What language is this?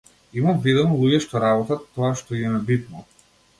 Macedonian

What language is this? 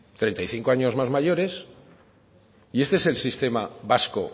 Spanish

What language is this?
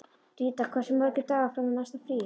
Icelandic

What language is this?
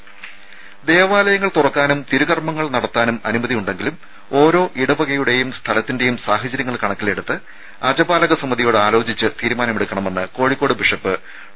Malayalam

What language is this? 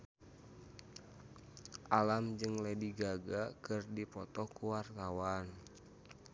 Sundanese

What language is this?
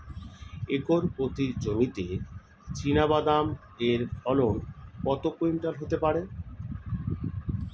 Bangla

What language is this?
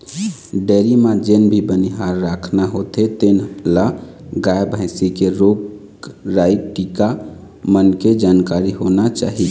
Chhattisgarhi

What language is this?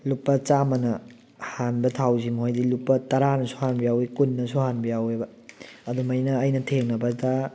Manipuri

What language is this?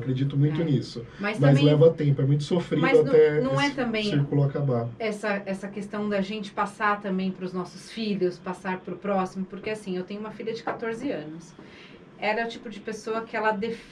Portuguese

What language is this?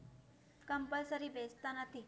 Gujarati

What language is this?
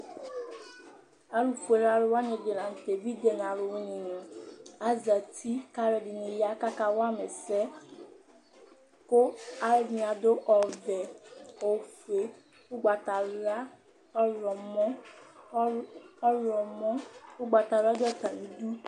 Ikposo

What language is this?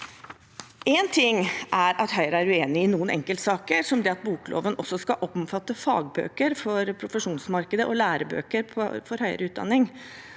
Norwegian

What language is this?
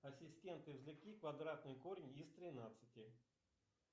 Russian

